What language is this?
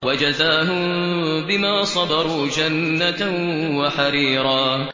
Arabic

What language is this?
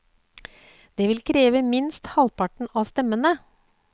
Norwegian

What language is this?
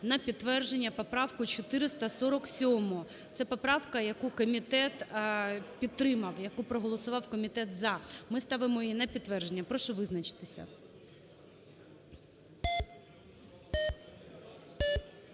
Ukrainian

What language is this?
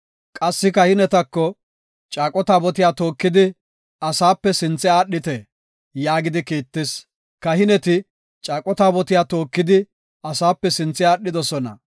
Gofa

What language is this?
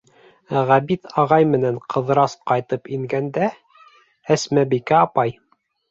Bashkir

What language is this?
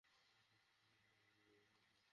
Bangla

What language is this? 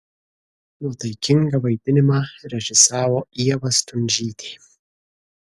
Lithuanian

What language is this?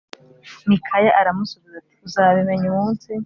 Kinyarwanda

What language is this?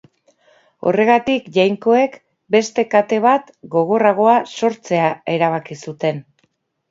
Basque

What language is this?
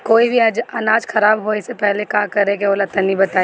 Bhojpuri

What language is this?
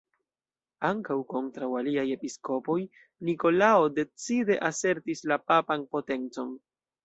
Esperanto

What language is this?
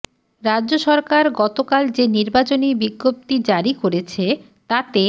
Bangla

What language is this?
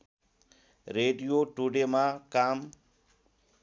Nepali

